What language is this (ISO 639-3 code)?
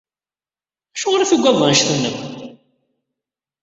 kab